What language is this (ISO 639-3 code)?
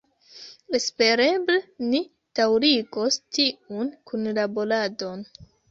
epo